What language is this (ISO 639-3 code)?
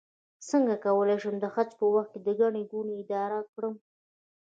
pus